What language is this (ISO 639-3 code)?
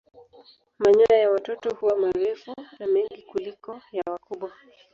swa